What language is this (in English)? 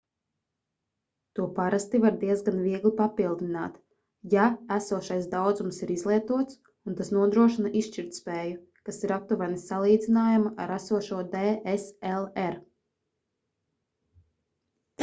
Latvian